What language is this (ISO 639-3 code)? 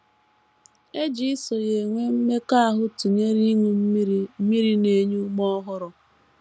ibo